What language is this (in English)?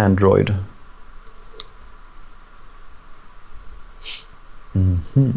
Swedish